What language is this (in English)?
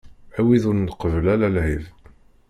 Kabyle